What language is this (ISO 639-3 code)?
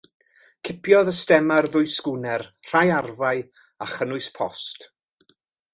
cym